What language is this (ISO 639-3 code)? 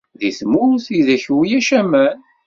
kab